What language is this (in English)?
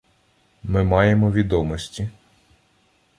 Ukrainian